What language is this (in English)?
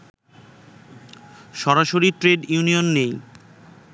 Bangla